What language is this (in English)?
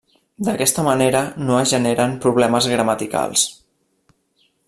Catalan